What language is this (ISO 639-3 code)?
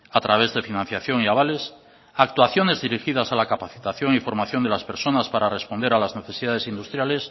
spa